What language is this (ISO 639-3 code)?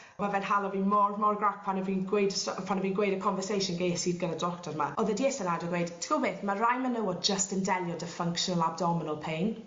cym